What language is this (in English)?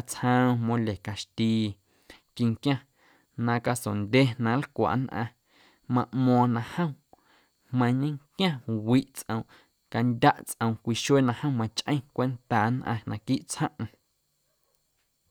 Guerrero Amuzgo